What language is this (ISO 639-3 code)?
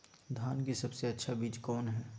mag